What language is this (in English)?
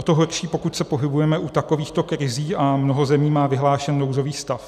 Czech